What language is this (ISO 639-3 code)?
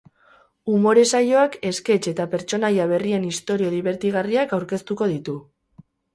eus